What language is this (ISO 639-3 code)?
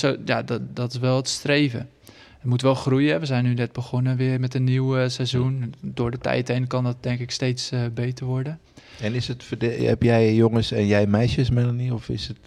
nld